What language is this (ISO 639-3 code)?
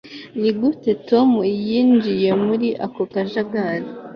kin